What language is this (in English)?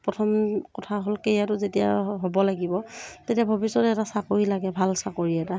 Assamese